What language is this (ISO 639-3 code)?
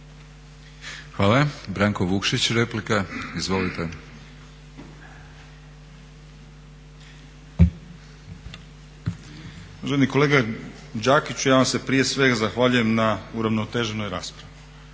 hrv